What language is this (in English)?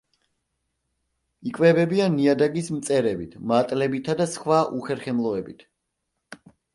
Georgian